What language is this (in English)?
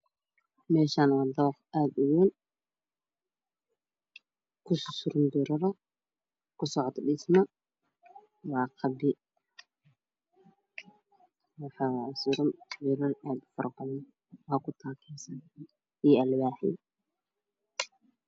Somali